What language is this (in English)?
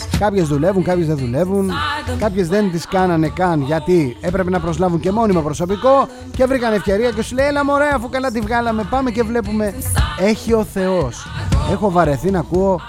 Greek